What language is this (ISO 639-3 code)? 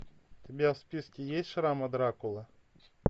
rus